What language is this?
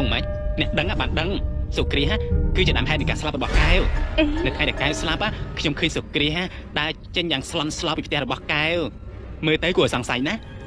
Thai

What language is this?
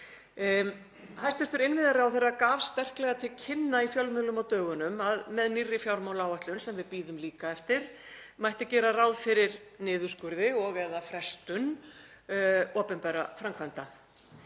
Icelandic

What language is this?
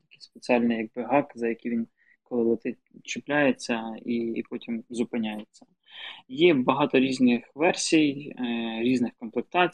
Ukrainian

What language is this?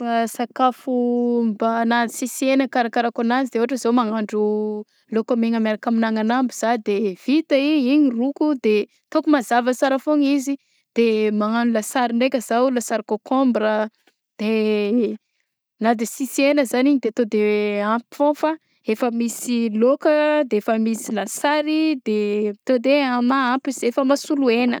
Southern Betsimisaraka Malagasy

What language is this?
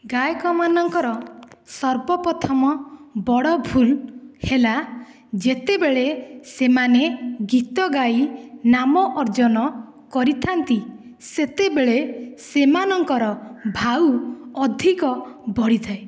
Odia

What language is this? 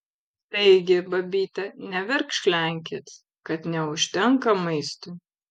Lithuanian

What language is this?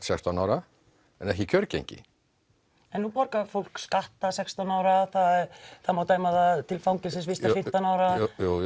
Icelandic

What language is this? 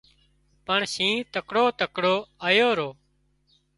Wadiyara Koli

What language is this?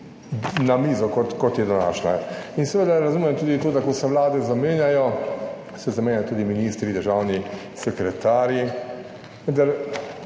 Slovenian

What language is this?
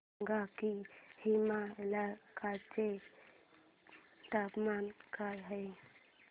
Marathi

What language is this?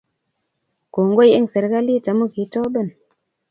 Kalenjin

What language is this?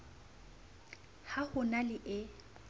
Southern Sotho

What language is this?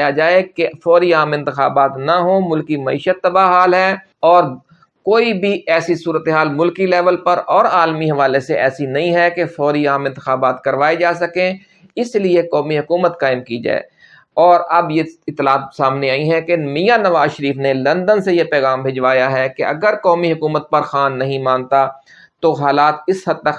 Urdu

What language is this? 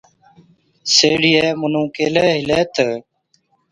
Od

